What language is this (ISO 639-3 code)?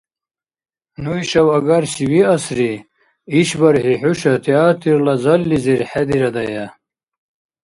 dar